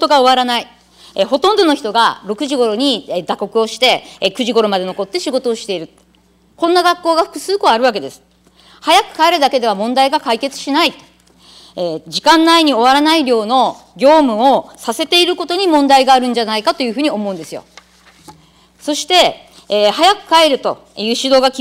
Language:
Japanese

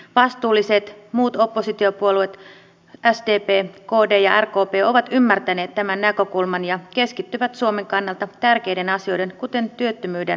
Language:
Finnish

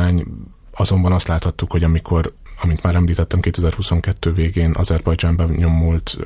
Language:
Hungarian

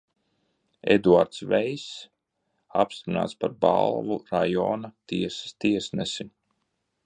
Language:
Latvian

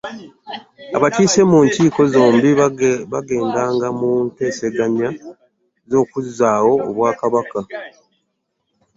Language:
Ganda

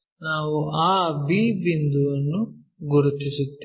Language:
Kannada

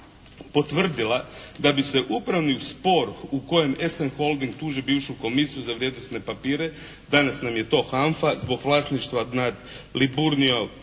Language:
Croatian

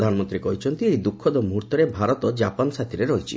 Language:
Odia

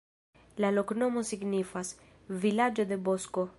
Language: Esperanto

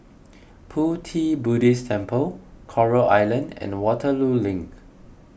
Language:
English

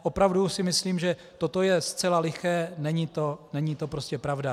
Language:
Czech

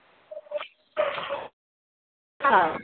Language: Manipuri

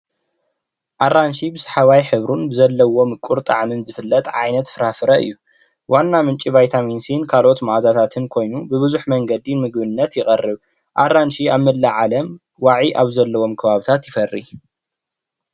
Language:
Tigrinya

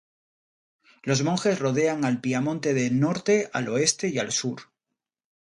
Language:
Spanish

